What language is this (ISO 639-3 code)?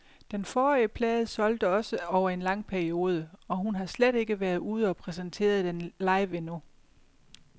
dan